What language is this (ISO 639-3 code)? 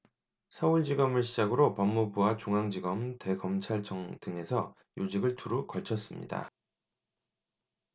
kor